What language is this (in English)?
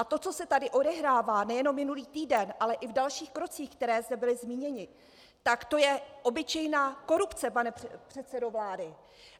Czech